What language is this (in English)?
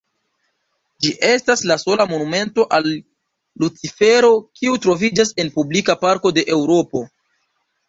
Esperanto